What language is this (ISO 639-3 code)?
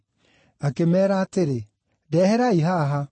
kik